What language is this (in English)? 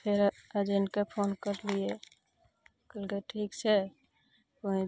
Maithili